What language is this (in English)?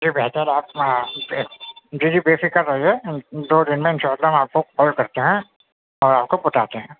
Urdu